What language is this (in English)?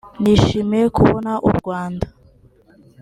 Kinyarwanda